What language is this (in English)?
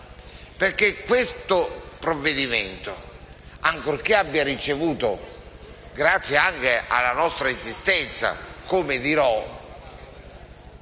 Italian